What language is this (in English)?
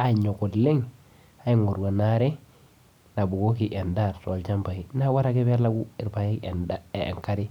Masai